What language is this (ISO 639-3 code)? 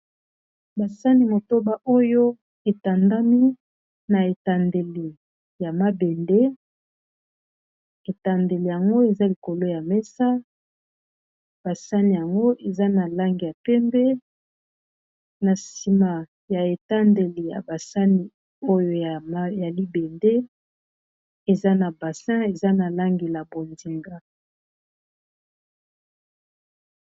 lin